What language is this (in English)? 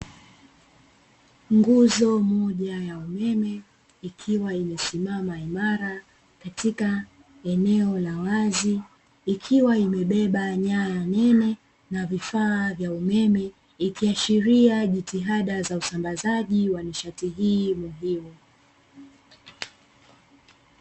Swahili